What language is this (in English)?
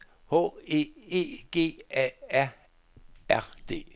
Danish